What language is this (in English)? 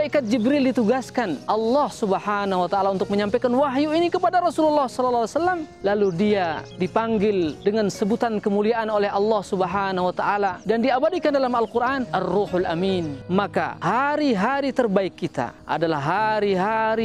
Malay